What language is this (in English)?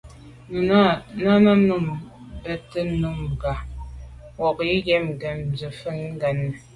Medumba